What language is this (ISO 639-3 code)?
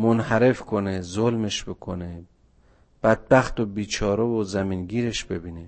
fas